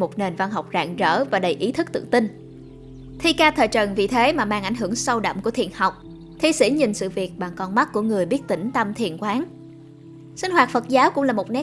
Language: Vietnamese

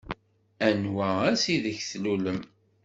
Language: Kabyle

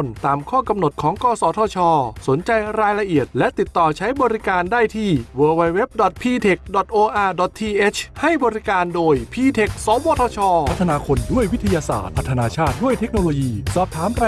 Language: Thai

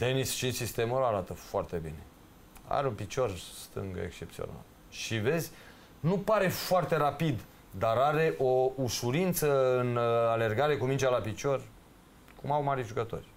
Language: Romanian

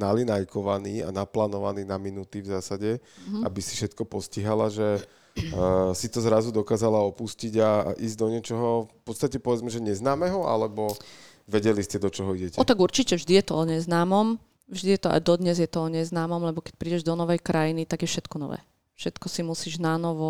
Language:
Slovak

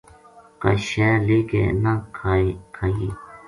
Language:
Gujari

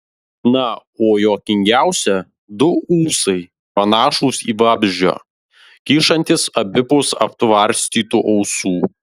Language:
Lithuanian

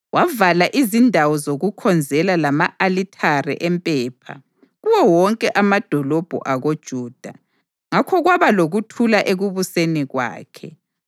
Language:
North Ndebele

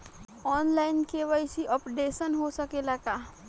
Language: Bhojpuri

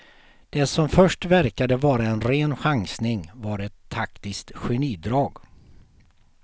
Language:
Swedish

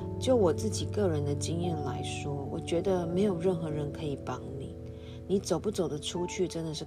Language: Chinese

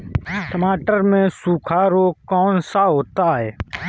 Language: Hindi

